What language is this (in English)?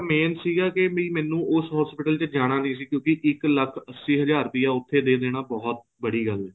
Punjabi